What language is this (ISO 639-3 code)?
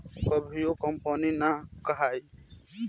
bho